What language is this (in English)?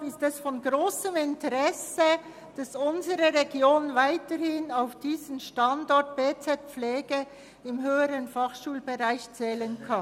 Swiss German